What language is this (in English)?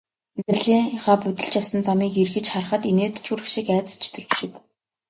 Mongolian